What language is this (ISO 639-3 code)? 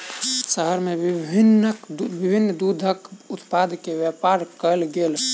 mai